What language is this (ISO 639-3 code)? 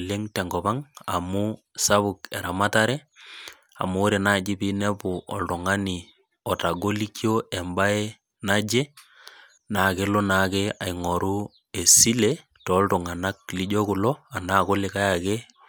mas